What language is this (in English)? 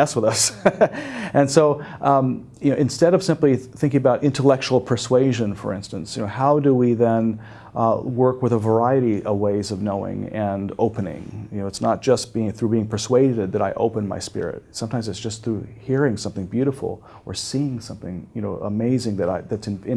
English